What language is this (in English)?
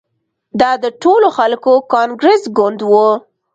Pashto